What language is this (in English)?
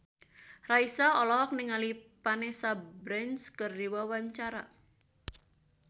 Sundanese